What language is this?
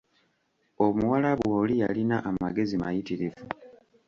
Ganda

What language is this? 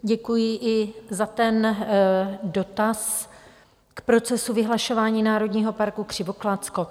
Czech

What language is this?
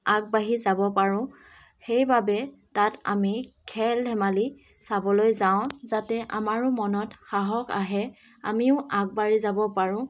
Assamese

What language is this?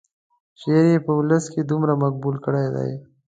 Pashto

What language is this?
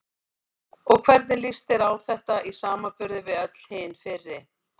Icelandic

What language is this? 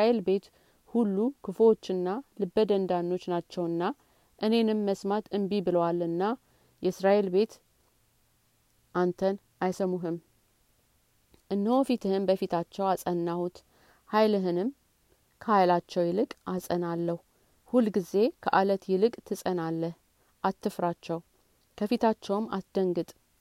Amharic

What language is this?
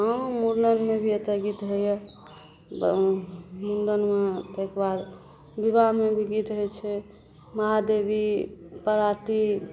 Maithili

